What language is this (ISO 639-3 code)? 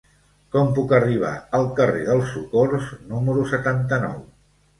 cat